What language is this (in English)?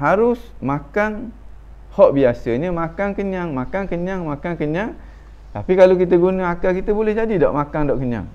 Malay